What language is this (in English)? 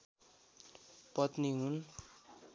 Nepali